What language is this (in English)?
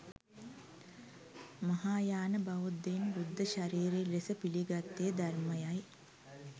Sinhala